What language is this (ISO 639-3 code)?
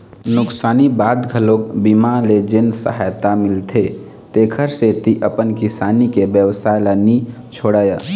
hne